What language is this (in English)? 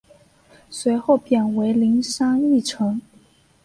Chinese